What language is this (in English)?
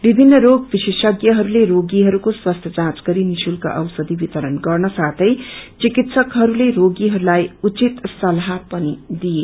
Nepali